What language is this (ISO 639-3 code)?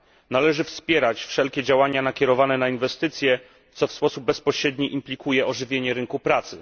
pol